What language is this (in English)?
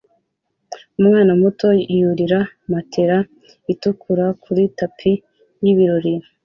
Kinyarwanda